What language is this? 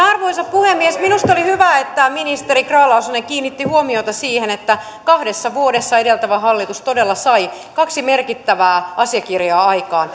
Finnish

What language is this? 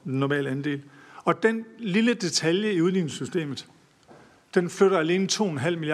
Danish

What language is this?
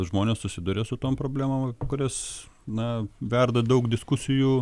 Lithuanian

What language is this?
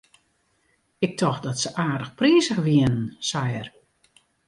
Western Frisian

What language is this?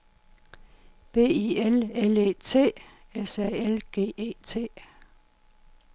Danish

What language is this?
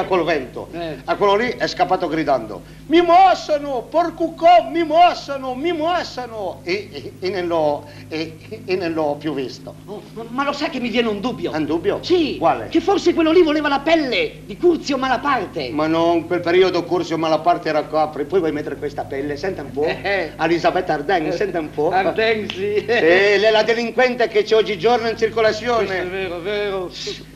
Italian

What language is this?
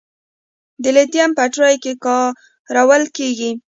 Pashto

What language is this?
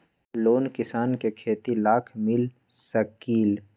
Magahi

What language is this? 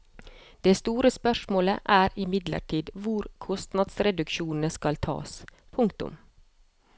Norwegian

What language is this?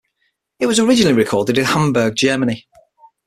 English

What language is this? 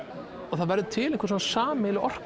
Icelandic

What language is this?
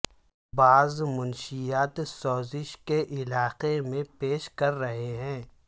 Urdu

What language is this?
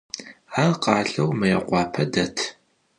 Adyghe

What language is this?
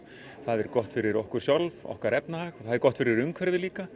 Icelandic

